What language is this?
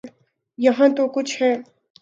Urdu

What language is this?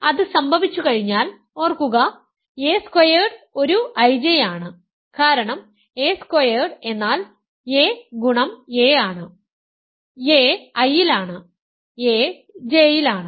Malayalam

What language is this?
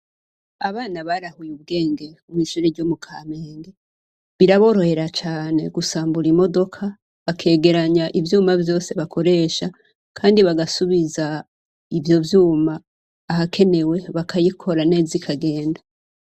Rundi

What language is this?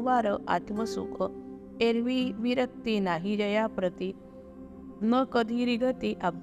Marathi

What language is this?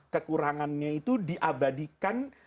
Indonesian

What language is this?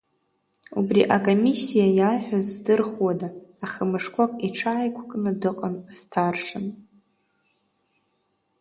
Abkhazian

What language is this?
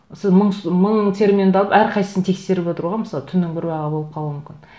Kazakh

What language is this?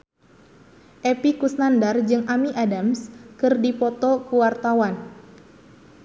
Sundanese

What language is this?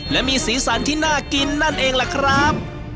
Thai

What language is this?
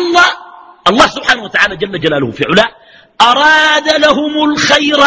Arabic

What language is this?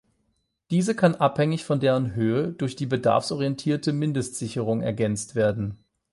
German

